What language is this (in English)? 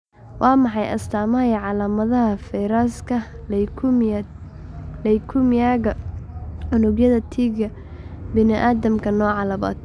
Somali